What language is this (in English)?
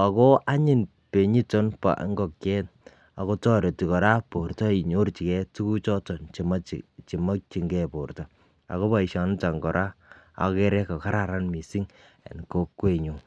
Kalenjin